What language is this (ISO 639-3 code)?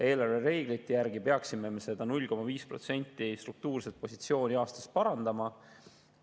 est